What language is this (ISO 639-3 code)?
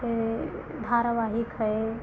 hin